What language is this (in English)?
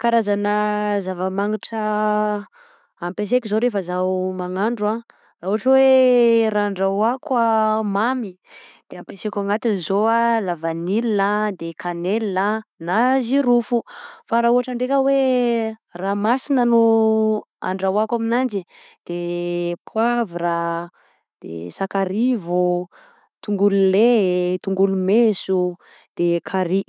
Southern Betsimisaraka Malagasy